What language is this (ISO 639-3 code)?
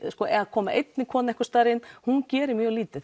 isl